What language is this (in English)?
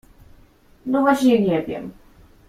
Polish